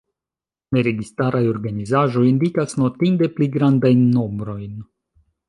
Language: Esperanto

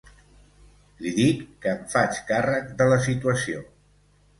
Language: Catalan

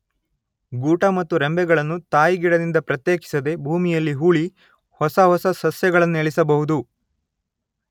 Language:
Kannada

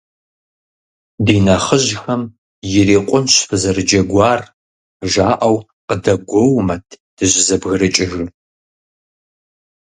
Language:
Kabardian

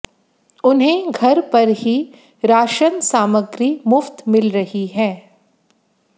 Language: Hindi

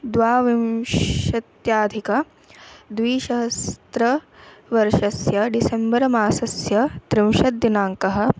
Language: Sanskrit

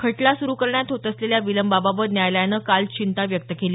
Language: Marathi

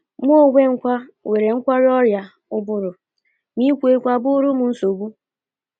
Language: Igbo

